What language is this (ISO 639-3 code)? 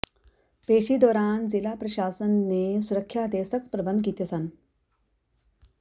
pan